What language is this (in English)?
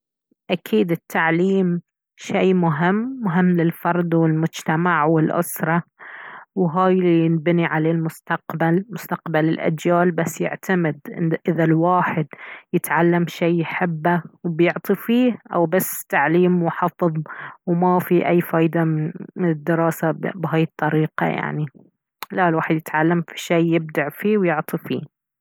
Baharna Arabic